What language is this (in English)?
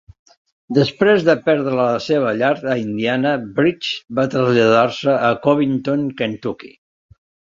Catalan